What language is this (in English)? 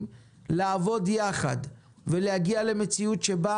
Hebrew